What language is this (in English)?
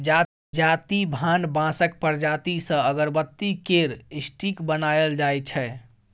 Maithili